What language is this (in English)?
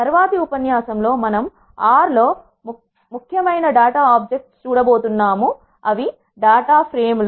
Telugu